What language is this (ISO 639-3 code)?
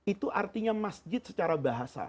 ind